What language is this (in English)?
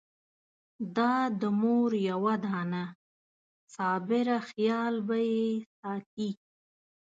Pashto